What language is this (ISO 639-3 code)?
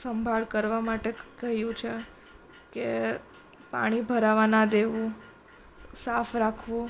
guj